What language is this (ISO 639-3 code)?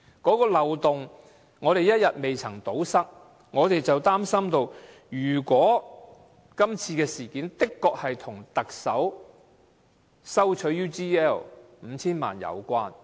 yue